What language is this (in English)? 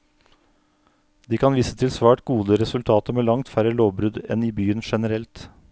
Norwegian